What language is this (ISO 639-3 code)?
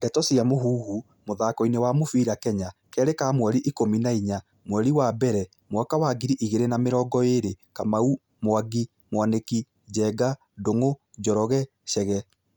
kik